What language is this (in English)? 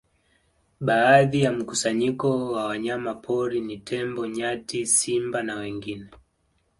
Swahili